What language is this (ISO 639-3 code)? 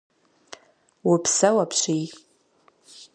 kbd